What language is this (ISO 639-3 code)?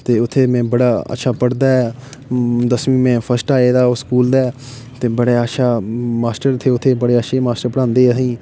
doi